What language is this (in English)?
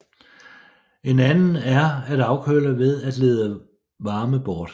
Danish